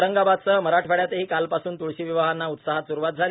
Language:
Marathi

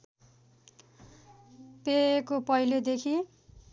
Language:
Nepali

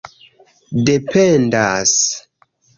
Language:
Esperanto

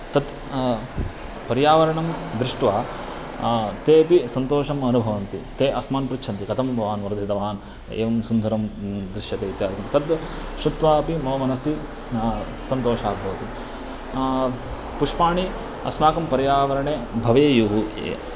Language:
Sanskrit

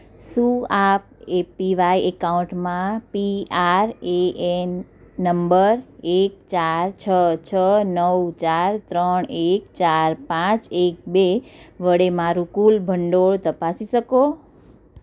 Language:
Gujarati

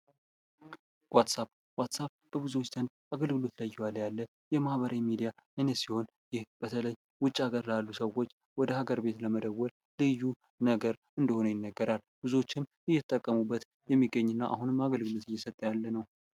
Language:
Amharic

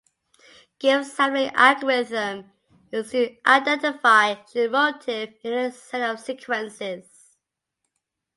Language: English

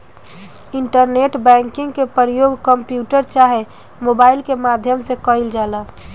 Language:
Bhojpuri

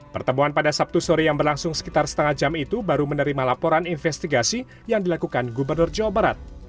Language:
Indonesian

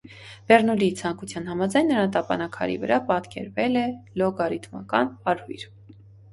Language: Armenian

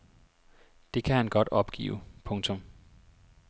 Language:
Danish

